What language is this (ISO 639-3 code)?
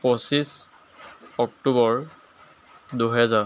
asm